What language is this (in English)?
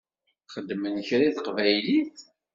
Kabyle